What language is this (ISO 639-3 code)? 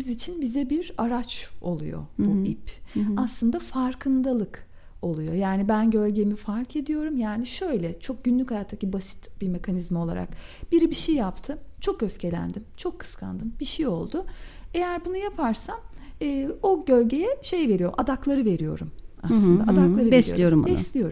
tur